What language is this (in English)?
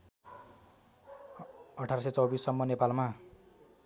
Nepali